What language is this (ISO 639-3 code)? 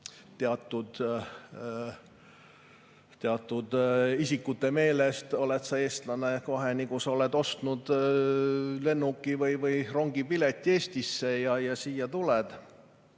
est